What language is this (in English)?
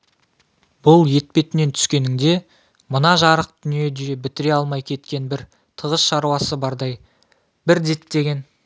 Kazakh